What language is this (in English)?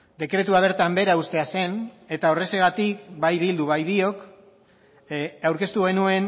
Basque